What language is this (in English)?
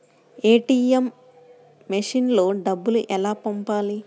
Telugu